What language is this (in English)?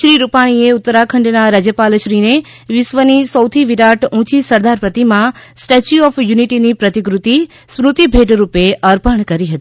Gujarati